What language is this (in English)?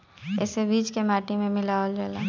Bhojpuri